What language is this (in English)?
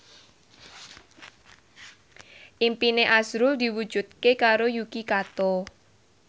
Javanese